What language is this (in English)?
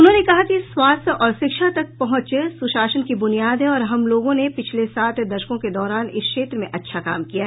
Hindi